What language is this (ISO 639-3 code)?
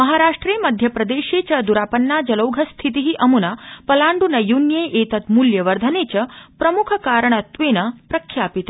san